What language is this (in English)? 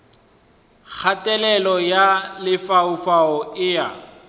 Northern Sotho